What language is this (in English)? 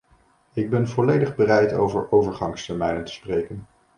Dutch